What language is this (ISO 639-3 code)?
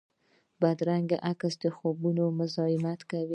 pus